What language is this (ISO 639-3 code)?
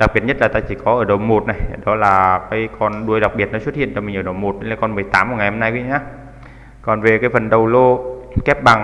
vie